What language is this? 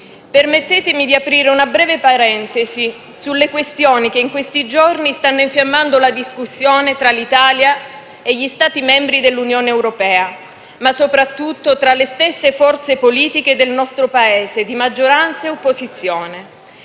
Italian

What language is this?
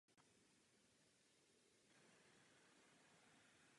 Czech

